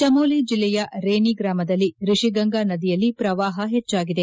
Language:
Kannada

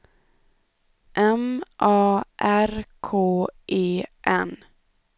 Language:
Swedish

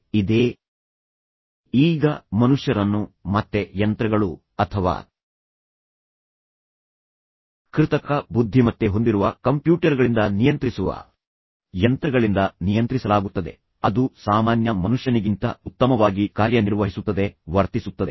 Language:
Kannada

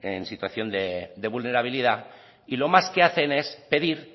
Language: Spanish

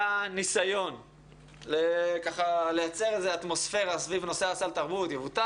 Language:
Hebrew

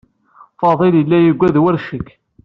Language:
Kabyle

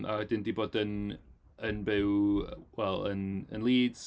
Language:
Welsh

